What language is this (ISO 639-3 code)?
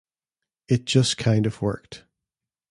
eng